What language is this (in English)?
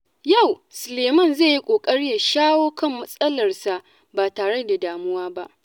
Hausa